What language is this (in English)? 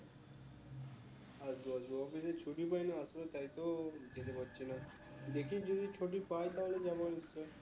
Bangla